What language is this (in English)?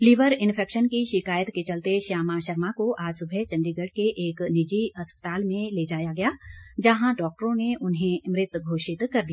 Hindi